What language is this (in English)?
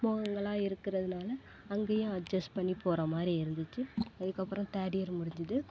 Tamil